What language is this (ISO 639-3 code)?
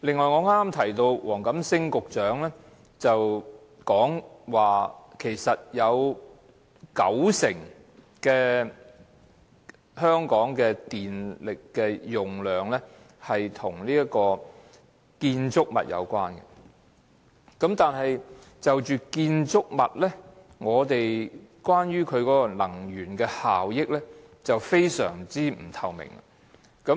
yue